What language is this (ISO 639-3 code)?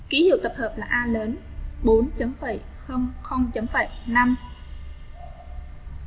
vie